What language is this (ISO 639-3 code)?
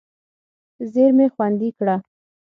pus